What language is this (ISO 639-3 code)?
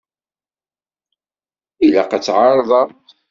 kab